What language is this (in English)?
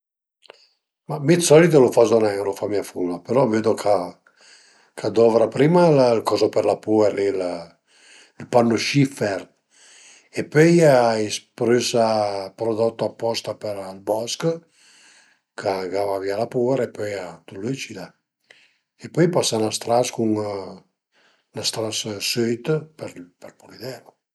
Piedmontese